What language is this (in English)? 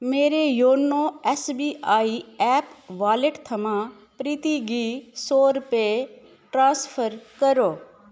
Dogri